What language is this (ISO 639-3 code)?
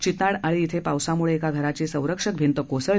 mar